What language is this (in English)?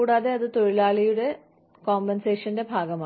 Malayalam